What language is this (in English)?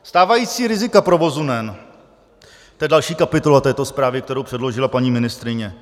Czech